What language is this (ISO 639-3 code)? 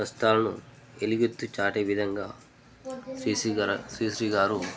tel